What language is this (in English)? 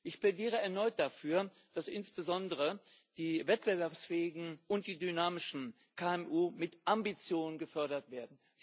German